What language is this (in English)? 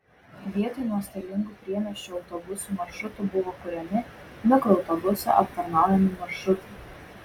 Lithuanian